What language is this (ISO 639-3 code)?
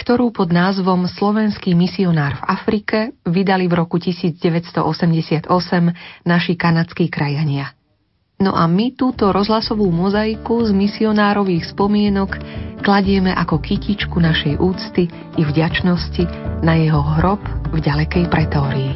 slk